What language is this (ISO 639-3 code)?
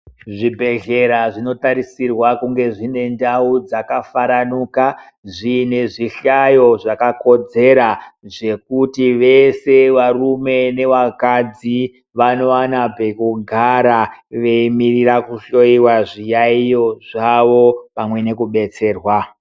ndc